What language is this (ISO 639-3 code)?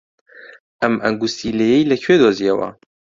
ckb